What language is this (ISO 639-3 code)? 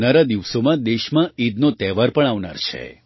guj